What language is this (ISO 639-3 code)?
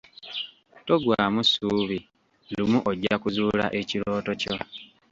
lug